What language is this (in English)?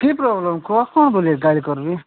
Odia